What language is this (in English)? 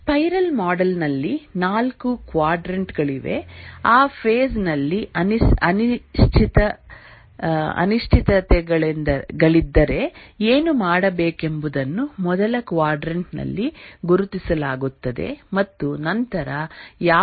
Kannada